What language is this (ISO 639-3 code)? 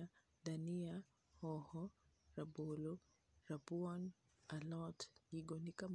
luo